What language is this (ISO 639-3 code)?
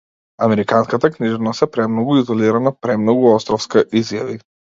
mkd